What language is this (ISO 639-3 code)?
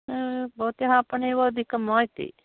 san